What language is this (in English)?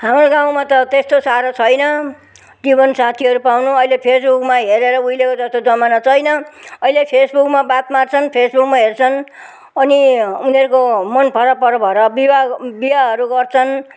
Nepali